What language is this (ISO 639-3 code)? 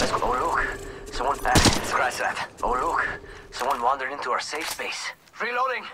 eng